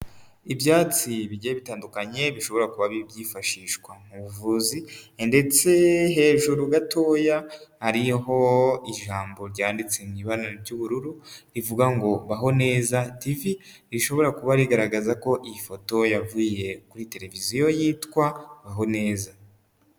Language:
Kinyarwanda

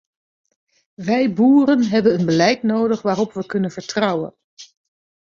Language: Dutch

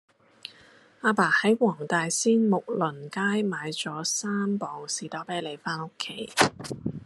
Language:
Cantonese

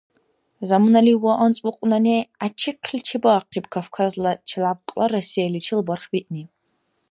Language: Dargwa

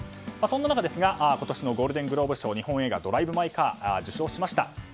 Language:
Japanese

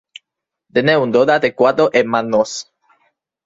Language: Spanish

